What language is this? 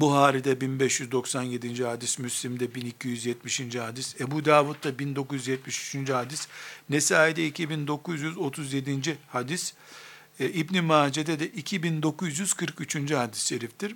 Turkish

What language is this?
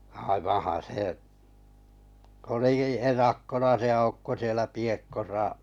Finnish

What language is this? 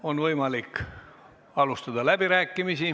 Estonian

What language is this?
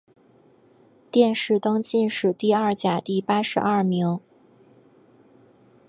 Chinese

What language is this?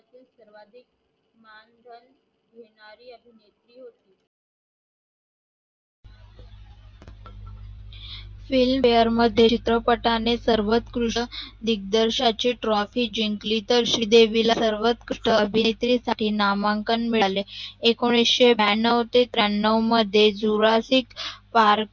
Marathi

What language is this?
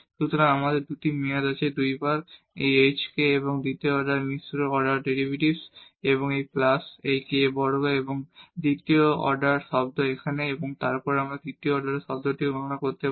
Bangla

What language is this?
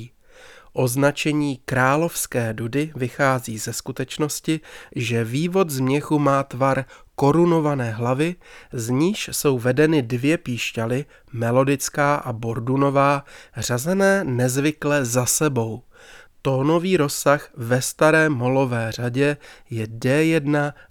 Czech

